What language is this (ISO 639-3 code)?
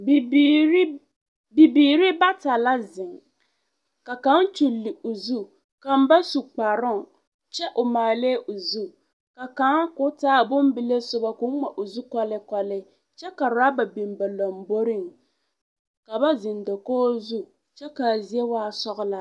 dga